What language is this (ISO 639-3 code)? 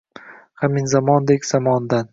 uzb